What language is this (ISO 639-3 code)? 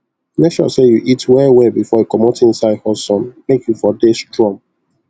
pcm